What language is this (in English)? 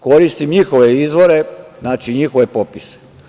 Serbian